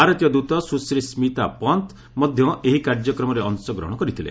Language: Odia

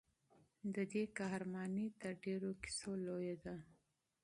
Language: Pashto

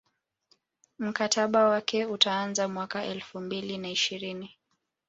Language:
Swahili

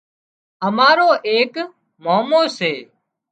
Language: Wadiyara Koli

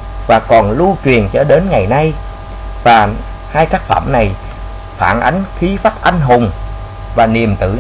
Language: Vietnamese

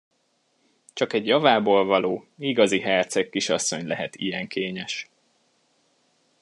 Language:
Hungarian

